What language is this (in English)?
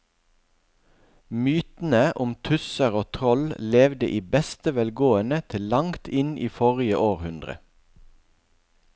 Norwegian